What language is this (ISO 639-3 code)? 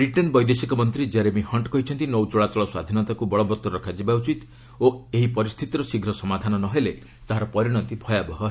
ori